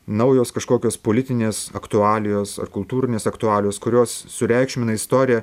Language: Lithuanian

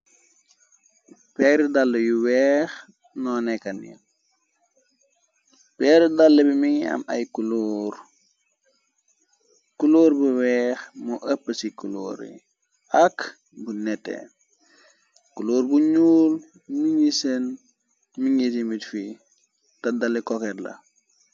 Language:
Wolof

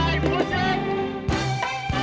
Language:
Indonesian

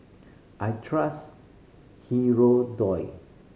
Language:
English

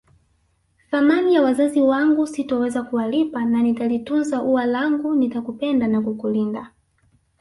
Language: Swahili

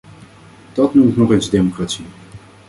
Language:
Dutch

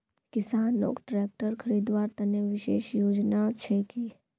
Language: Magahi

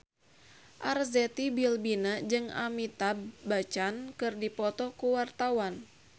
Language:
Sundanese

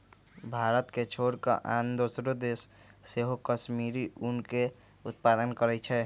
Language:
Magahi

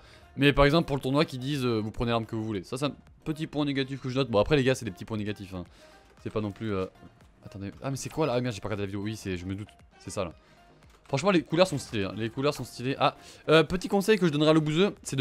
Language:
French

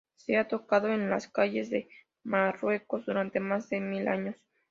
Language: Spanish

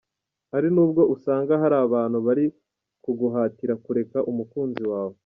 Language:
Kinyarwanda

